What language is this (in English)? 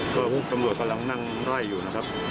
Thai